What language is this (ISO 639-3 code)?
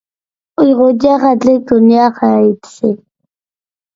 uig